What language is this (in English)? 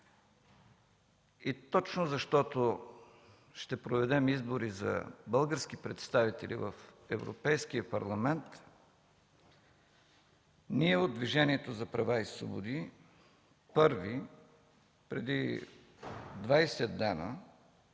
Bulgarian